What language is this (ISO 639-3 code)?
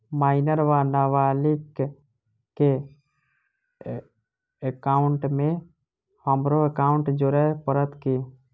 mai